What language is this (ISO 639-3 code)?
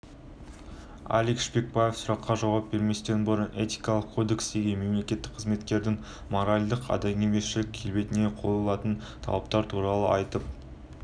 kaz